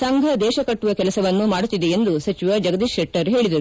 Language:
Kannada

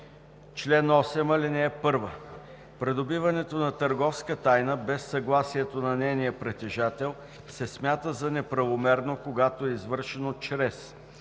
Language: Bulgarian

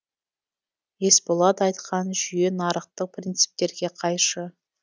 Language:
Kazakh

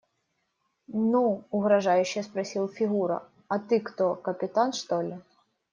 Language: Russian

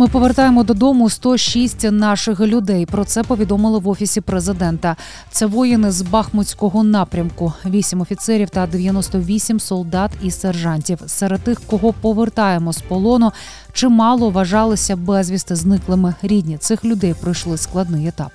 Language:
Ukrainian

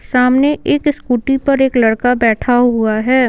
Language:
Hindi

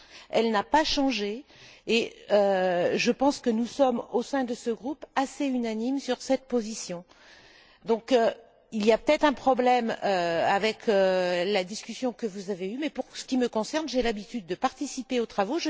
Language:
French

